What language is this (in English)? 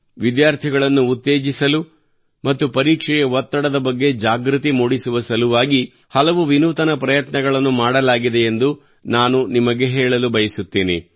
Kannada